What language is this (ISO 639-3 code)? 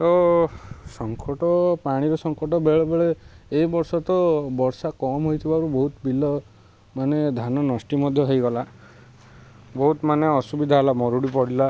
ori